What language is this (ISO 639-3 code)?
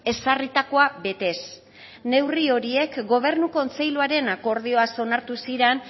eus